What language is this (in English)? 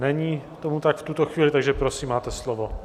Czech